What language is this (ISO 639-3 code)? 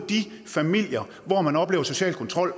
dan